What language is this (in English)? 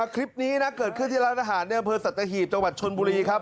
Thai